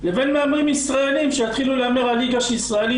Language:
Hebrew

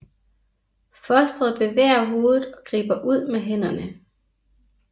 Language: Danish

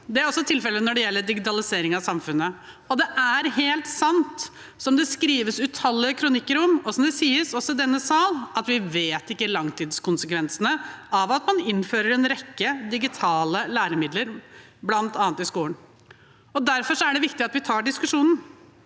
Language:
Norwegian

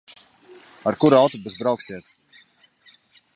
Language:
Latvian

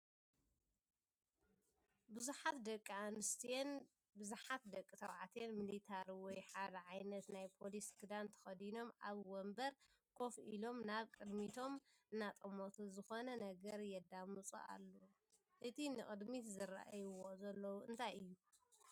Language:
Tigrinya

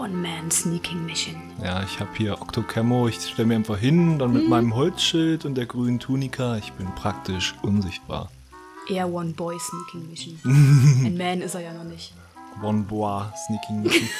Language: German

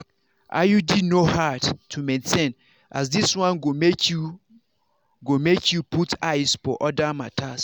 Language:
Nigerian Pidgin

